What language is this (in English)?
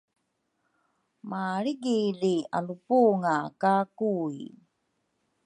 Rukai